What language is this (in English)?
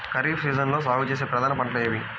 Telugu